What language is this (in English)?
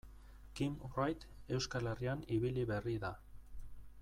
Basque